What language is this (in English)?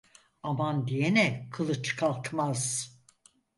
Turkish